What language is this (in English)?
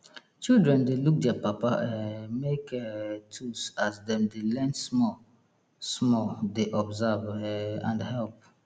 Nigerian Pidgin